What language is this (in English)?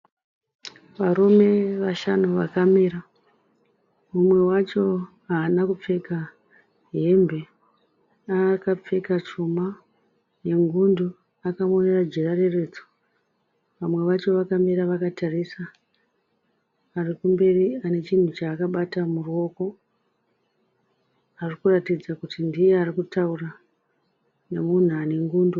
Shona